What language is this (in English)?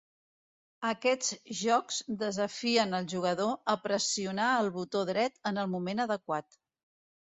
Catalan